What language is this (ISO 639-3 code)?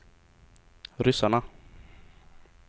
swe